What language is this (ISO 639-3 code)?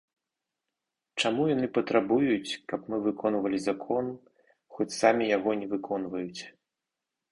bel